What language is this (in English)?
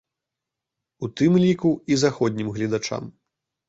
Belarusian